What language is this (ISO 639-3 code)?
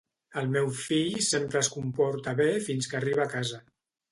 cat